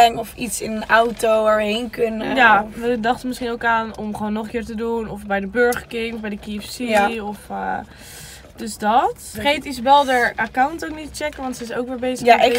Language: Dutch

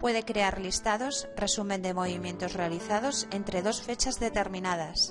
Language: Spanish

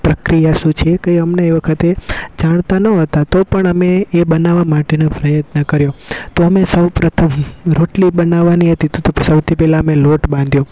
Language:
Gujarati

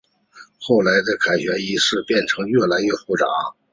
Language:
Chinese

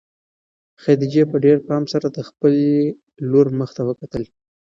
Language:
Pashto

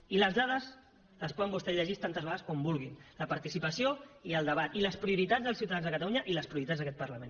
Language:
Catalan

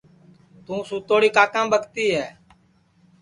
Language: Sansi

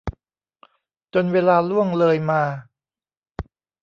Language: Thai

